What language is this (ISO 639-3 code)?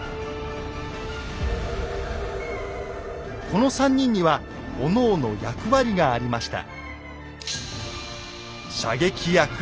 jpn